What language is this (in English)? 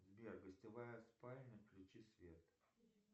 Russian